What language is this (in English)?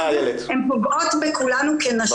Hebrew